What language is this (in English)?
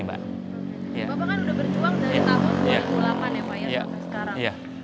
Indonesian